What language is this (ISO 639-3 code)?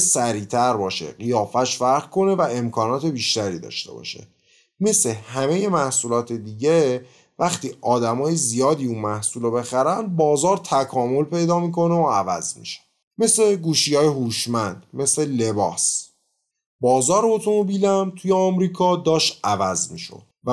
fas